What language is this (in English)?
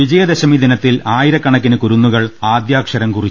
Malayalam